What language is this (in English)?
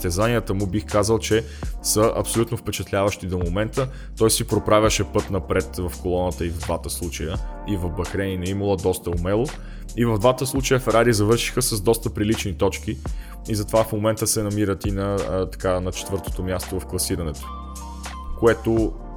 Bulgarian